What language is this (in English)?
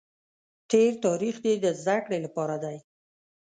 Pashto